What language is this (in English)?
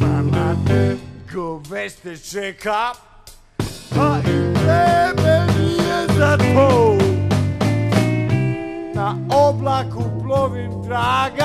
Polish